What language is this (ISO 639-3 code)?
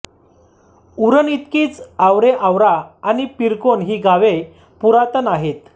mar